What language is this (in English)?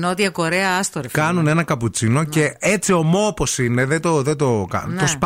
Greek